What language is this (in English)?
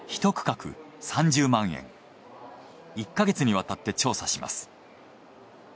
Japanese